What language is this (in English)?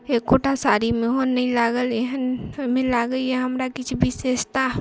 Maithili